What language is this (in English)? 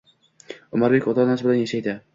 Uzbek